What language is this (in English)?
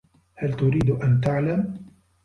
Arabic